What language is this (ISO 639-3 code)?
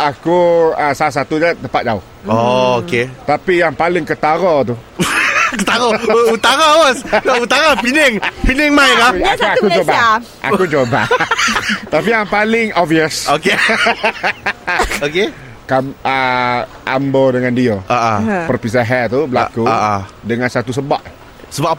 msa